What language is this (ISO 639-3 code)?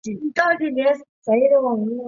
zho